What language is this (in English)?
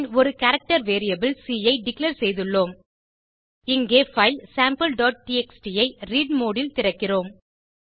Tamil